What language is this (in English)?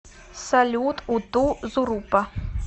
Russian